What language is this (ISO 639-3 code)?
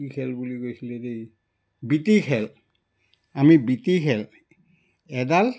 asm